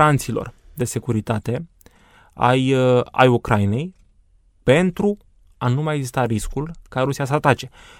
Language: Romanian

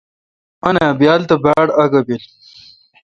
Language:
Kalkoti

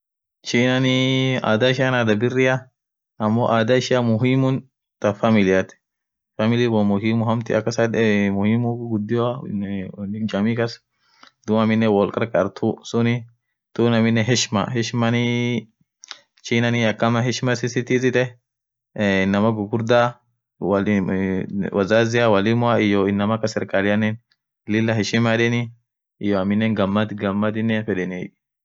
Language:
Orma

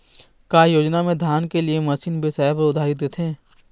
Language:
Chhattisgarhi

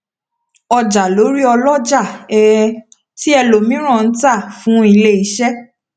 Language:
Yoruba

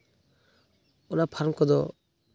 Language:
Santali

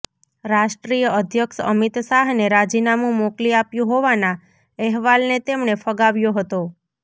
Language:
Gujarati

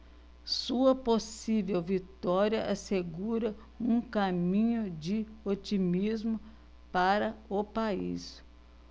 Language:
Portuguese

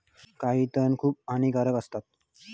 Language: Marathi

